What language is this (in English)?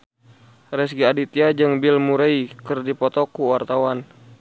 Sundanese